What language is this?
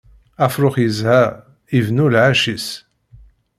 Kabyle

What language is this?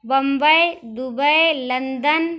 Urdu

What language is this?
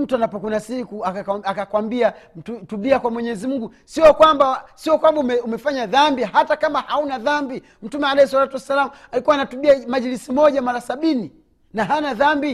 Swahili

